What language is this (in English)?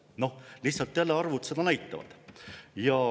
Estonian